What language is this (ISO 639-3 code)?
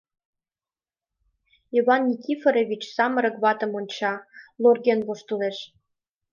chm